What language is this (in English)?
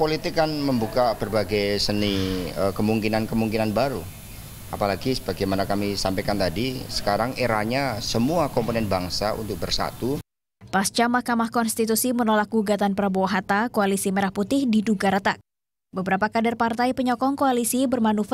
Indonesian